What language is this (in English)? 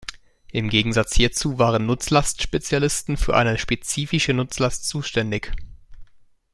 German